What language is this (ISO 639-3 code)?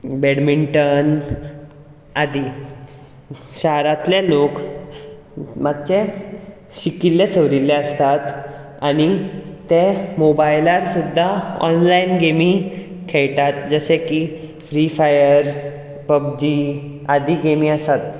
kok